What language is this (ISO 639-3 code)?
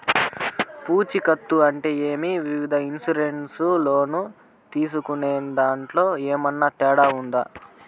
tel